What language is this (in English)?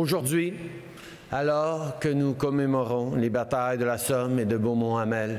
French